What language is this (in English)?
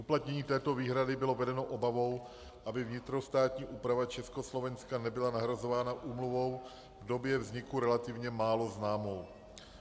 Czech